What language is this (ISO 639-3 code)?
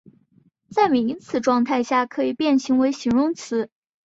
zho